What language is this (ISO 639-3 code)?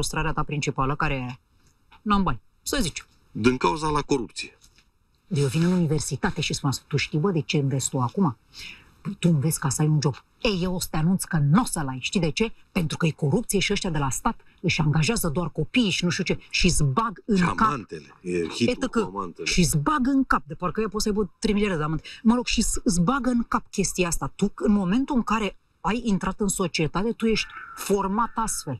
ron